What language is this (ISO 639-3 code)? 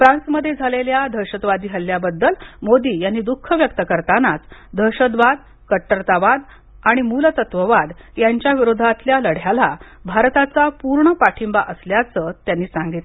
mar